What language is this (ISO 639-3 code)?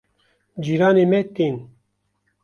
kur